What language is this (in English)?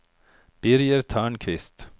Swedish